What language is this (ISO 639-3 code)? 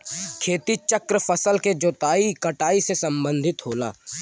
bho